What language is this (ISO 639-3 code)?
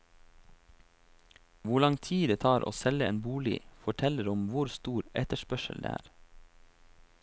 nor